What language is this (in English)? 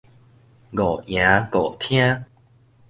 Min Nan Chinese